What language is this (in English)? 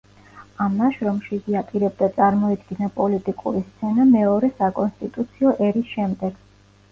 Georgian